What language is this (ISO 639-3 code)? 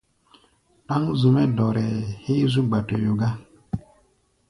gba